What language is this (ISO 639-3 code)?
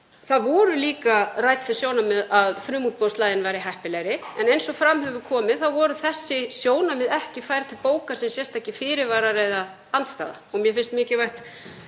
isl